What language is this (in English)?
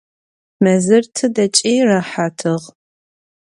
Adyghe